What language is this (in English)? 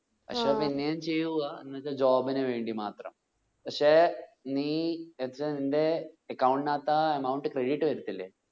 Malayalam